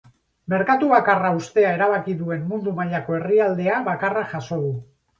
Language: Basque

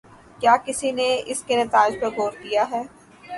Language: Urdu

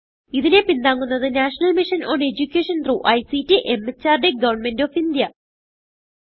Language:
Malayalam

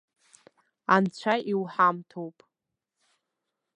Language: Abkhazian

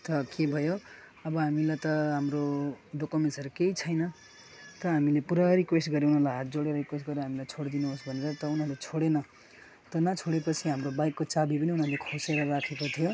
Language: Nepali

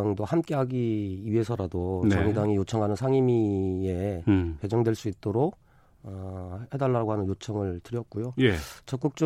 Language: Korean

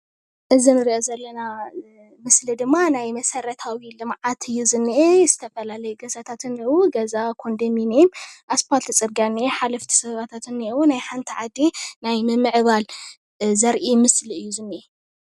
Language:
Tigrinya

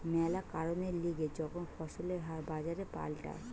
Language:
Bangla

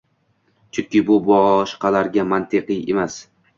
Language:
Uzbek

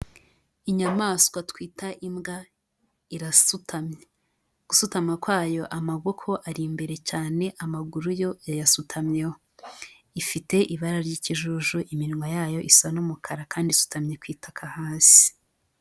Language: Kinyarwanda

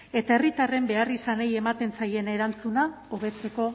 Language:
Basque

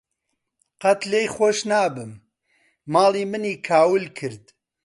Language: Central Kurdish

